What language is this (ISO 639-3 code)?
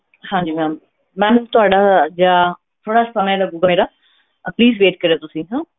pan